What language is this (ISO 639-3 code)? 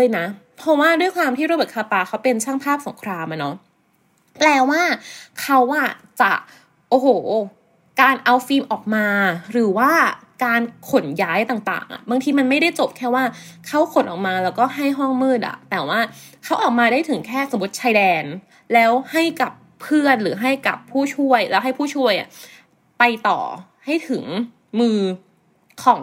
tha